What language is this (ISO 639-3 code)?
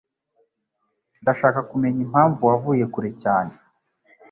kin